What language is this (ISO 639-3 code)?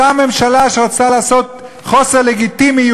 heb